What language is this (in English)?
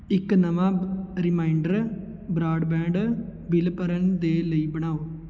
Punjabi